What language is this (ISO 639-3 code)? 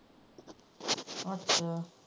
pan